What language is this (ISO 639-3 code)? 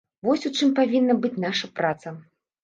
bel